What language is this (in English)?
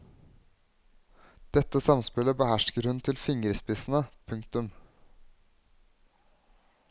Norwegian